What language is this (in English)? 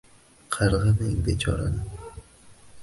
Uzbek